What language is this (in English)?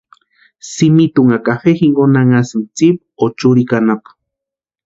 Western Highland Purepecha